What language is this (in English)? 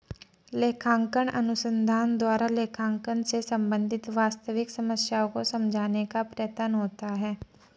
Hindi